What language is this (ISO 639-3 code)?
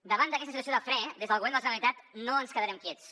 cat